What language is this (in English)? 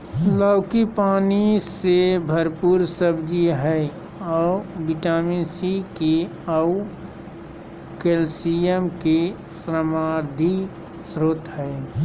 Magahi